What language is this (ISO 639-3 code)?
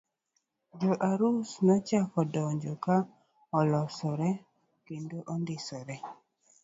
luo